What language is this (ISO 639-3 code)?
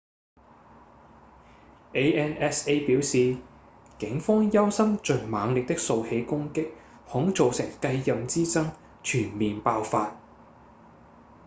yue